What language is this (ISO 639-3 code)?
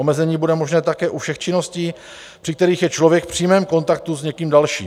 ces